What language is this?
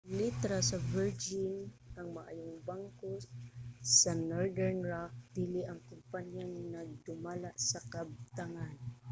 Cebuano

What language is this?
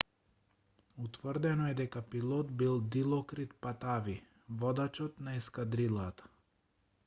Macedonian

